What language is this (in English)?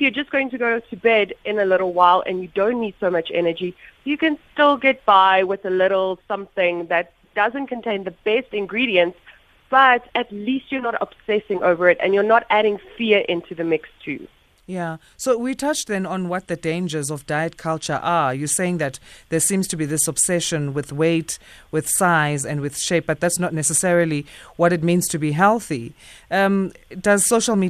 English